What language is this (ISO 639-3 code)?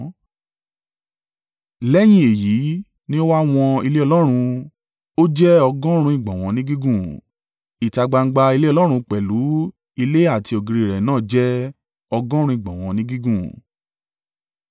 yor